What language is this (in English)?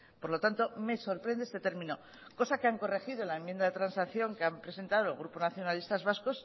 Spanish